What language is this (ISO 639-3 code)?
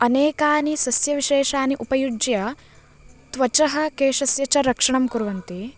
san